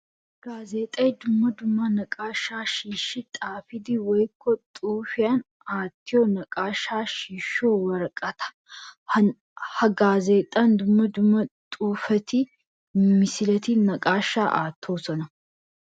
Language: Wolaytta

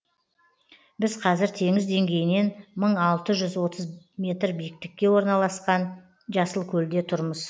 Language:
Kazakh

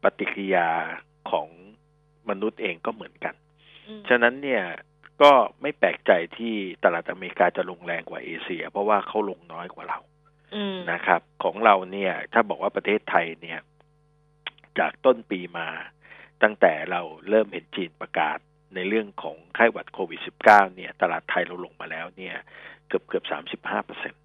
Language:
Thai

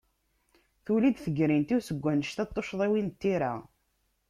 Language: Kabyle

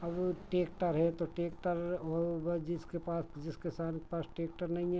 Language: Hindi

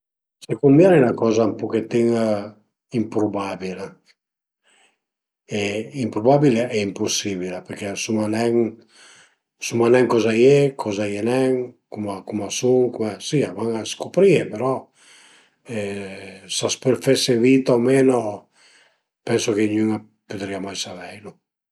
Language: Piedmontese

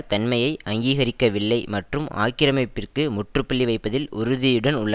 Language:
Tamil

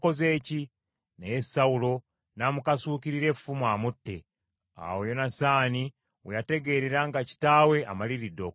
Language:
Ganda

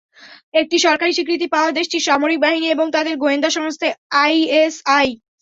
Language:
Bangla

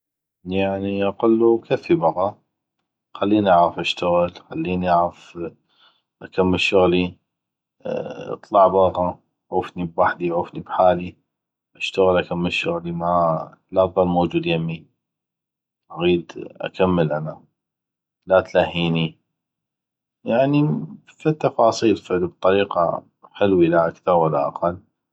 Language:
North Mesopotamian Arabic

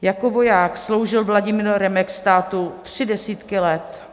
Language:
Czech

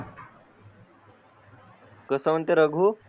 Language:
Marathi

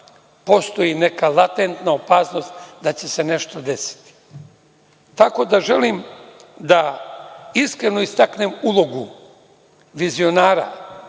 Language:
Serbian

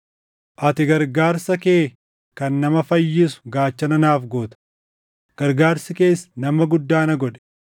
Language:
Oromo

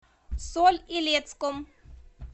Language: Russian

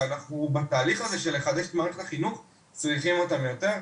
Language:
Hebrew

